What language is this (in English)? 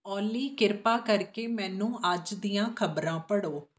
Punjabi